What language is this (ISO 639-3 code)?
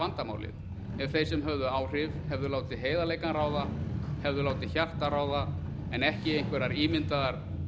isl